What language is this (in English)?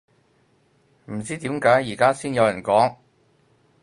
Cantonese